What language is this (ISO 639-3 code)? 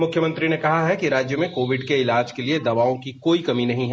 hin